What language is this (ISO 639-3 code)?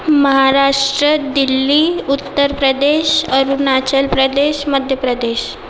mar